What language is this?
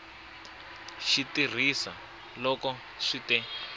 Tsonga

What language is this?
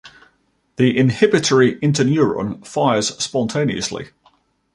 English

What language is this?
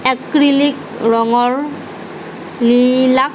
Assamese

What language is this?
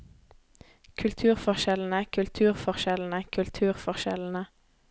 Norwegian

